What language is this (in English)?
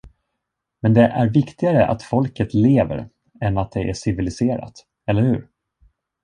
Swedish